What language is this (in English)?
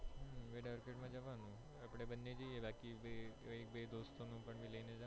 Gujarati